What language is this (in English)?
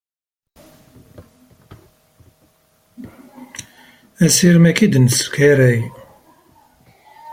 Kabyle